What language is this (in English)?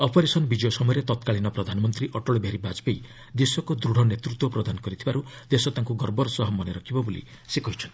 Odia